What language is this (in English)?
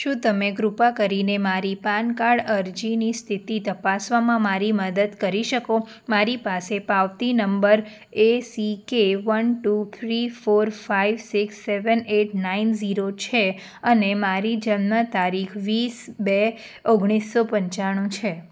Gujarati